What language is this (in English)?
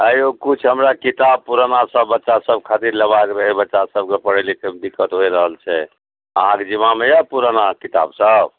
Maithili